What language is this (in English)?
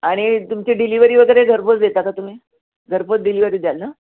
Marathi